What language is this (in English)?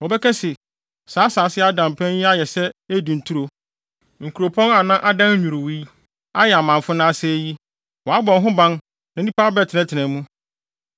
Akan